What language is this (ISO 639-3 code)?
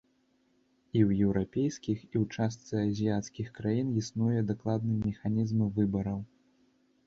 bel